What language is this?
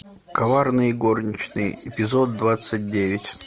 Russian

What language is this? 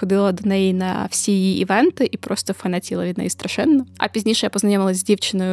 Ukrainian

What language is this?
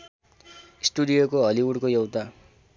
Nepali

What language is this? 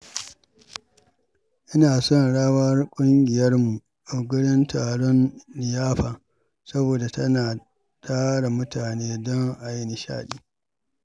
Hausa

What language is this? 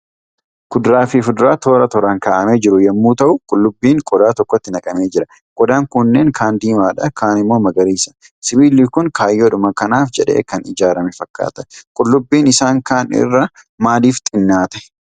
Oromo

